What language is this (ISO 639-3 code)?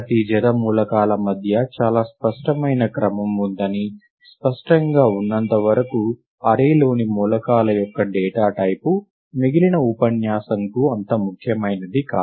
tel